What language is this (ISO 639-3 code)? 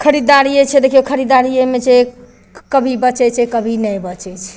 mai